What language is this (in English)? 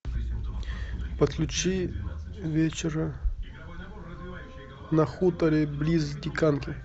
Russian